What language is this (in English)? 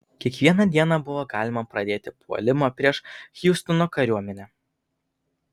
Lithuanian